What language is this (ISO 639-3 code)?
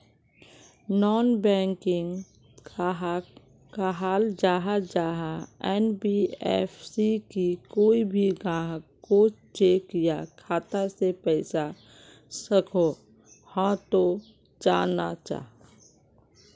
mag